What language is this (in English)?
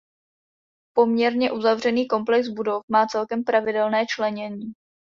Czech